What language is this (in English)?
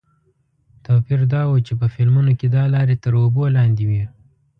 Pashto